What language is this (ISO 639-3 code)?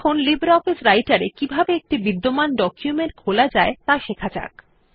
ben